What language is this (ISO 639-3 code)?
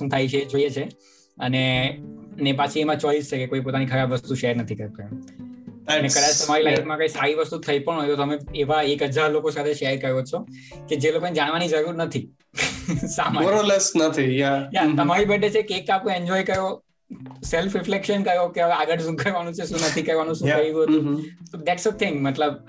guj